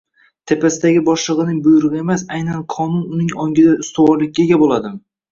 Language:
Uzbek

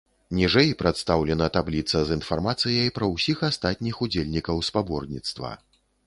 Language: Belarusian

